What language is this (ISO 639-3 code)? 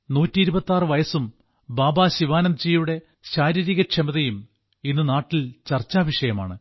mal